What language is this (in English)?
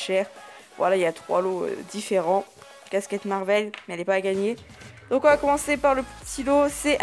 French